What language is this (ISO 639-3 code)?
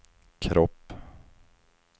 swe